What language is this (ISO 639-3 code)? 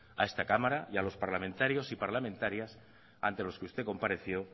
spa